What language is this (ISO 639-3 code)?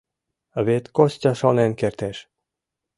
chm